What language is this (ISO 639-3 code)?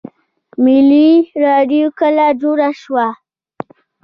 pus